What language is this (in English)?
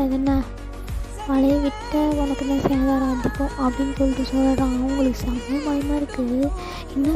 Indonesian